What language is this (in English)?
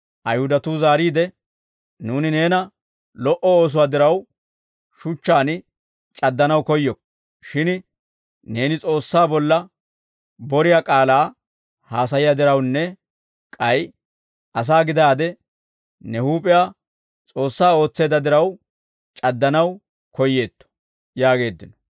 Dawro